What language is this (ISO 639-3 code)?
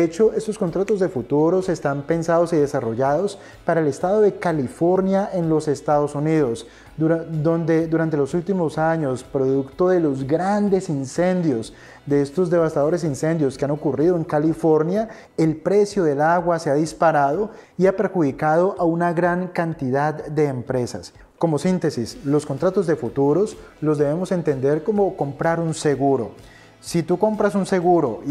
spa